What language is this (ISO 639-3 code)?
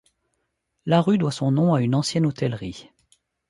fra